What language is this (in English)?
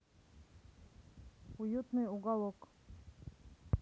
Russian